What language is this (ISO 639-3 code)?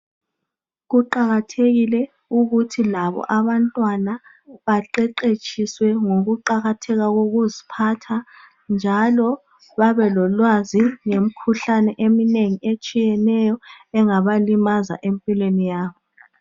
nde